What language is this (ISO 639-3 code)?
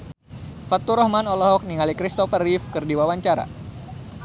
sun